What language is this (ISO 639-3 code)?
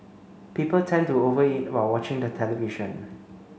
eng